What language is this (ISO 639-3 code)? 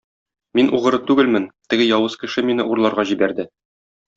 tat